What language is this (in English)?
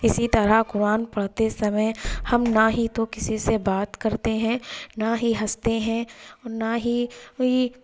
Urdu